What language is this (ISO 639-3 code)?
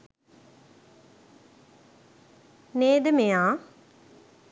sin